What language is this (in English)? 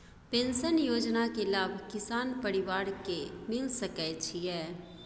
Maithili